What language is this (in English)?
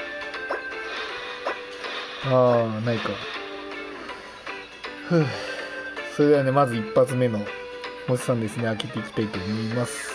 Japanese